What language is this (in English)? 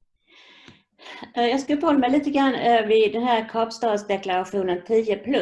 Swedish